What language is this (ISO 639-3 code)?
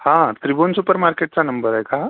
mar